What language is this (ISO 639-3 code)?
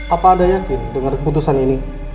ind